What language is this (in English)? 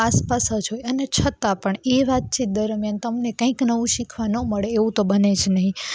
Gujarati